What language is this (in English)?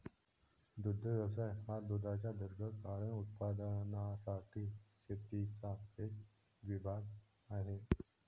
Marathi